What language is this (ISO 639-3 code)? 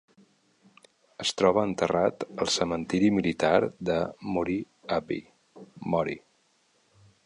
cat